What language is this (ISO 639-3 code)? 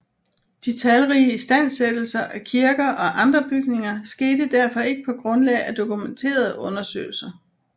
dan